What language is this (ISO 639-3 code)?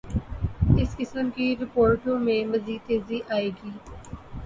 urd